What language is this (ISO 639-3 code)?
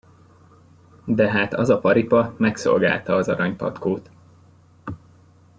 hun